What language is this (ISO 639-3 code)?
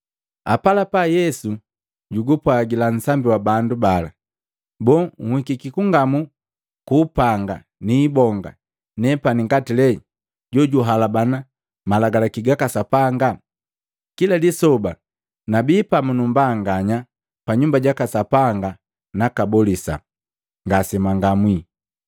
mgv